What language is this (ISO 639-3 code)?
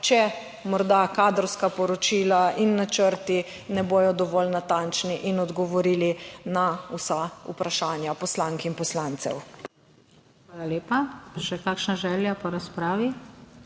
slv